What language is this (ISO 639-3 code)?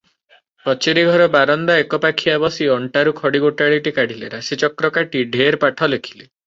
ori